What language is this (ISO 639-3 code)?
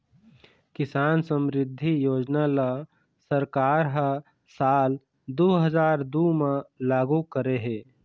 hne